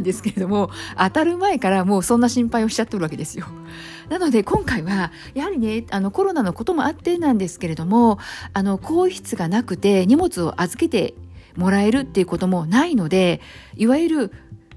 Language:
Japanese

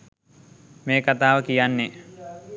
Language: Sinhala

